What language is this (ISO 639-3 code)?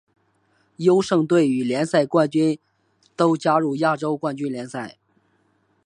zho